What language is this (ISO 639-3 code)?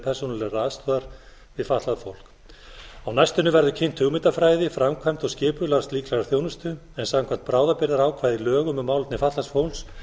isl